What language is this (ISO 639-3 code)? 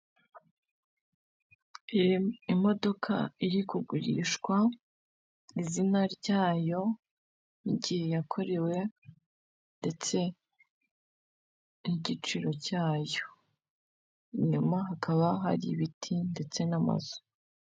kin